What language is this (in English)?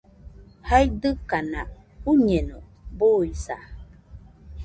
Nüpode Huitoto